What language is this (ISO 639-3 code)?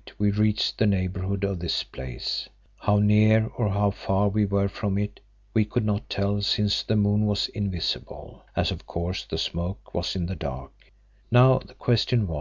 eng